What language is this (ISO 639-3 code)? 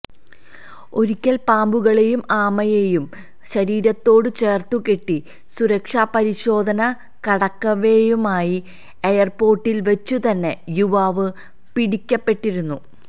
mal